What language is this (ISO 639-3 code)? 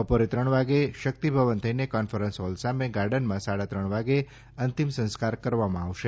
guj